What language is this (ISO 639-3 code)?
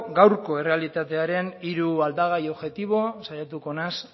eus